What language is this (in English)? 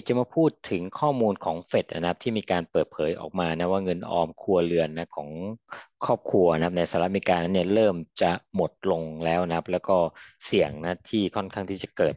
Thai